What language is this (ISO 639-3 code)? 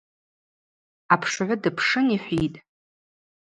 abq